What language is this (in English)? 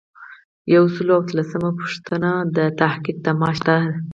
Pashto